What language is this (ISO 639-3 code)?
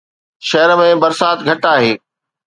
snd